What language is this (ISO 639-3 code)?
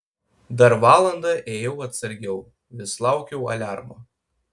lit